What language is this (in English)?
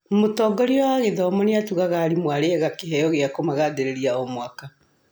Kikuyu